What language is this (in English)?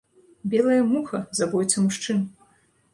Belarusian